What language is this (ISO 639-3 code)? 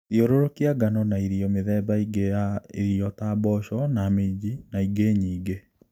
kik